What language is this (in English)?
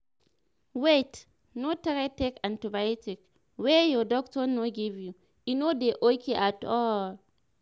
Nigerian Pidgin